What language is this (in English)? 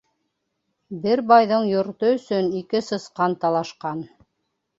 Bashkir